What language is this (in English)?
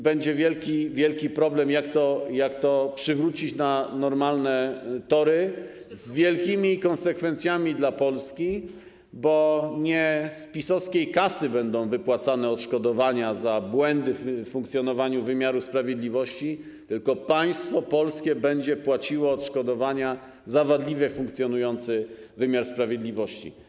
Polish